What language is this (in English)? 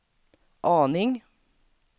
Swedish